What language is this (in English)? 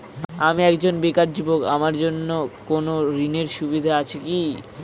Bangla